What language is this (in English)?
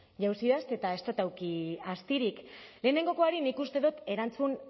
Basque